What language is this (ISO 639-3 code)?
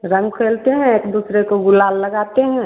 hin